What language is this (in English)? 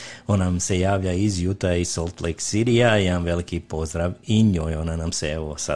Croatian